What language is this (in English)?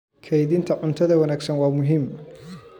Somali